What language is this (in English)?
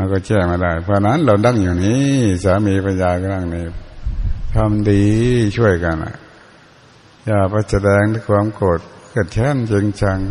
Thai